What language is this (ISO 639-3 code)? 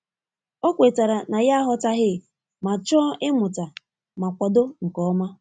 ibo